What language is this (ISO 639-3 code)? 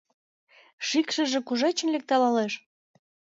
chm